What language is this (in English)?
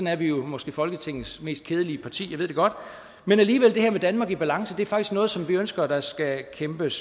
Danish